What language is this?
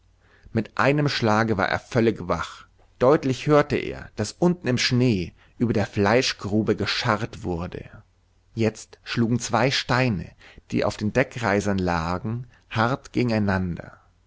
German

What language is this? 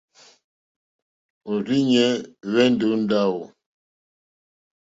Mokpwe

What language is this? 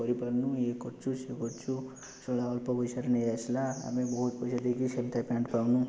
Odia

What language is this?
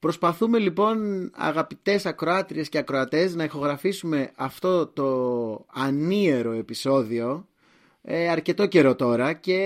Greek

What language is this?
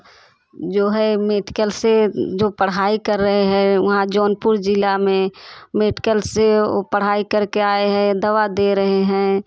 Hindi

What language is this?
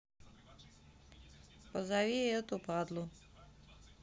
Russian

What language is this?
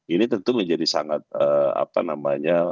Indonesian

